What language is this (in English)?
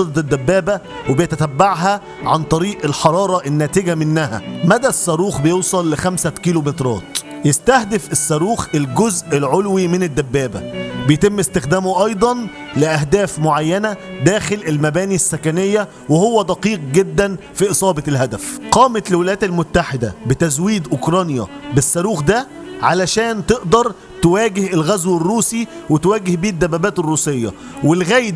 Arabic